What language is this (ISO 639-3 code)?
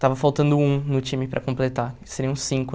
por